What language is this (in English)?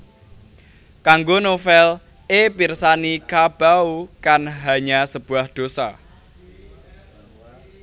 Javanese